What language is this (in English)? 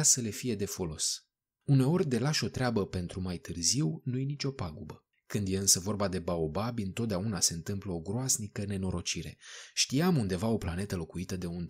Romanian